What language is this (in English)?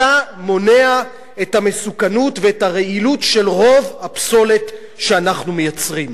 Hebrew